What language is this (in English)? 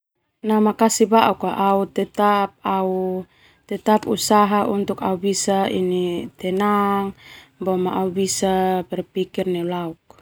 Termanu